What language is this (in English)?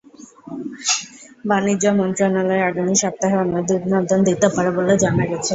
Bangla